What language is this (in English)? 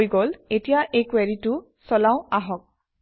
Assamese